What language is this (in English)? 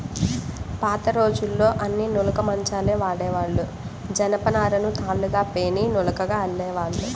Telugu